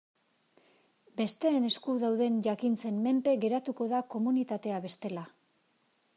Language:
Basque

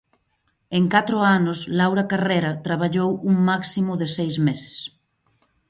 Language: Galician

